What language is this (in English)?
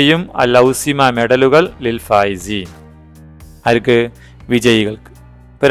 Malayalam